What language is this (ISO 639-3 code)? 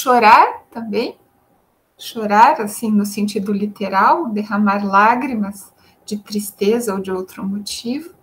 por